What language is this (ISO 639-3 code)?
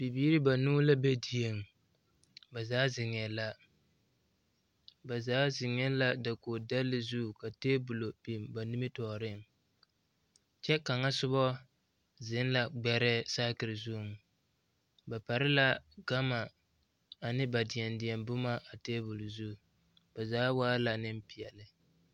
dga